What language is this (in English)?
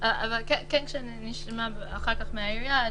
Hebrew